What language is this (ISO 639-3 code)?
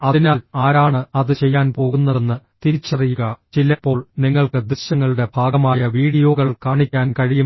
mal